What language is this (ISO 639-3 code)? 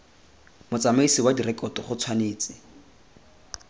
tsn